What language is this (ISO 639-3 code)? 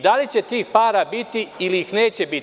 srp